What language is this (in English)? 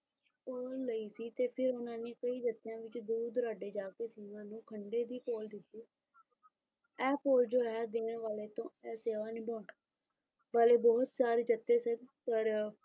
Punjabi